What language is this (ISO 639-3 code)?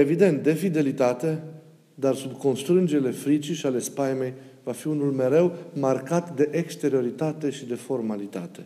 ron